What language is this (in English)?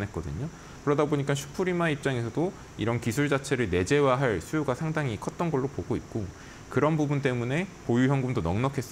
Korean